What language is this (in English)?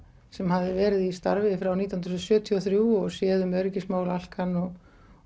Icelandic